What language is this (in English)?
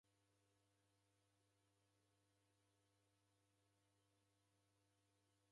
Taita